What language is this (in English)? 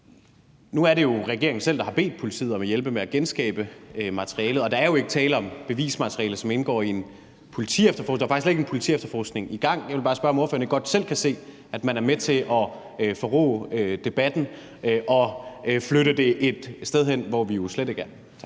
Danish